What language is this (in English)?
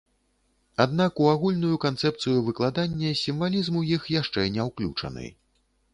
Belarusian